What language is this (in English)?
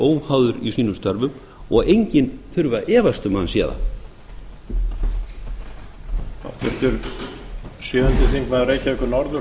Icelandic